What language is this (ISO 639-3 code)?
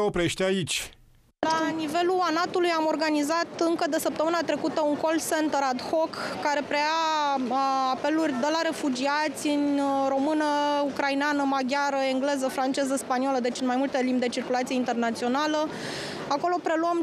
ron